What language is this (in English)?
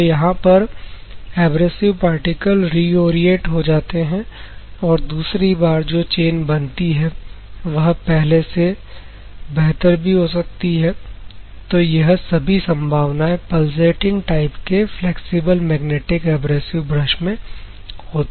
Hindi